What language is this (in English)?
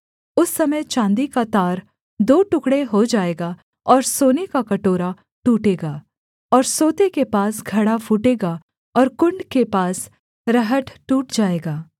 Hindi